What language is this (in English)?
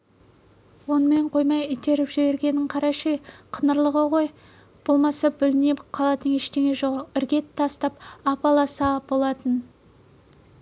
Kazakh